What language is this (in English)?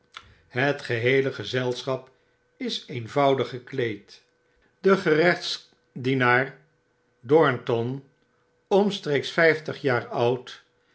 Dutch